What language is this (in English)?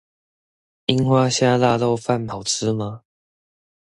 Chinese